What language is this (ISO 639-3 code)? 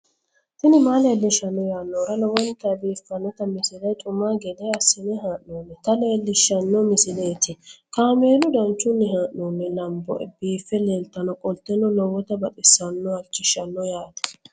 sid